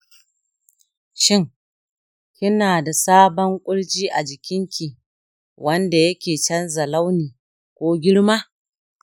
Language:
Hausa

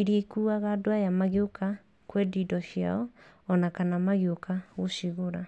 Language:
Kikuyu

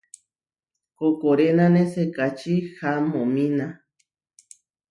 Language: Huarijio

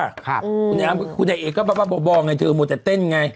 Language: Thai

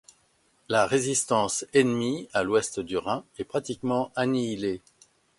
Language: French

